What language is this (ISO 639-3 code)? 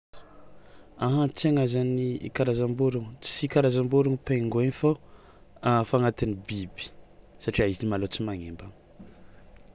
xmw